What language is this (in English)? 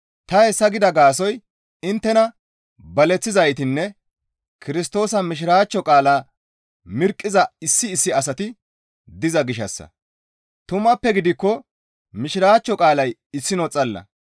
Gamo